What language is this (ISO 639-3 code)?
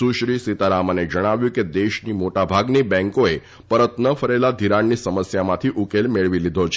guj